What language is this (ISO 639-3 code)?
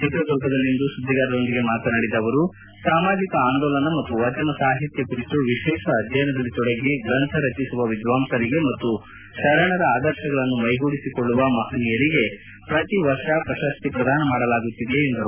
kan